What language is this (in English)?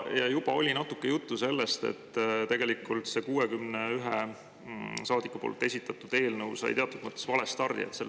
Estonian